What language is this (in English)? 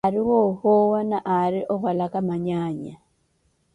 Koti